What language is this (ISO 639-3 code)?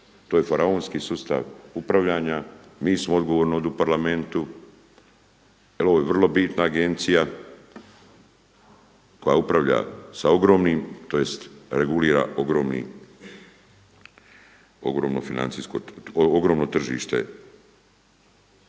hrv